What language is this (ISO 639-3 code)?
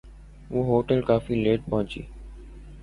urd